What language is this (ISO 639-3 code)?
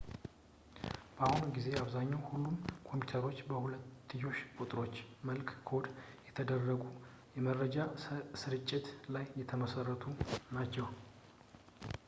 amh